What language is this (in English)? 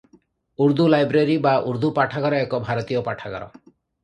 Odia